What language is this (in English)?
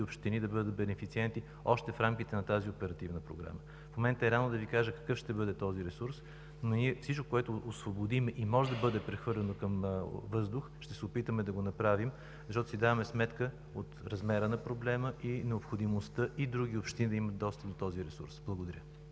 Bulgarian